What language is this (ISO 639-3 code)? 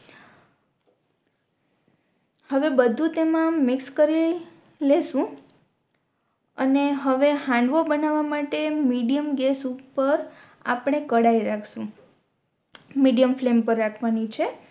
guj